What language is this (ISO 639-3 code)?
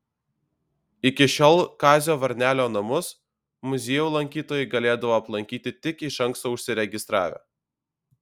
lit